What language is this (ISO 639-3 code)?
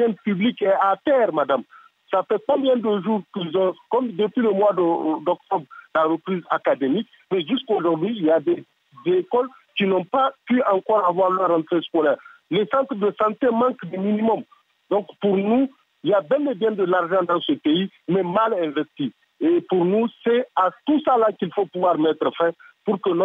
fra